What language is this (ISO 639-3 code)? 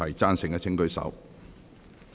yue